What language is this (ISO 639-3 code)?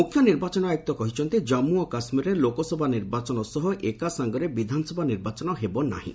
ori